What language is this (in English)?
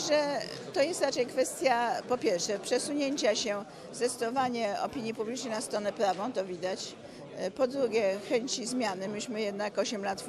Polish